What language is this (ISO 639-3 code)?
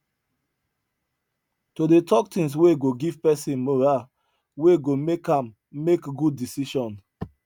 pcm